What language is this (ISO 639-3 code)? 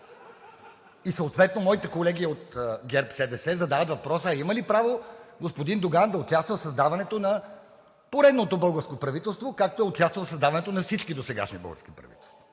bul